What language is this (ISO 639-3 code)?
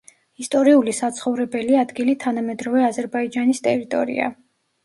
kat